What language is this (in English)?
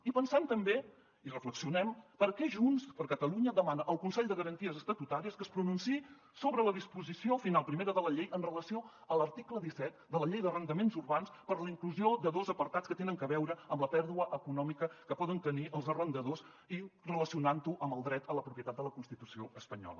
Catalan